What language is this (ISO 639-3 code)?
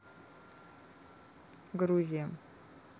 rus